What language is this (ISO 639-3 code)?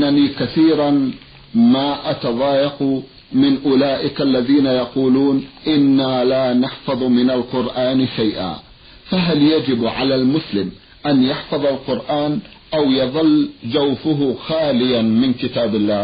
ara